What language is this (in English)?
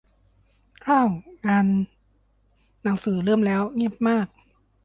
Thai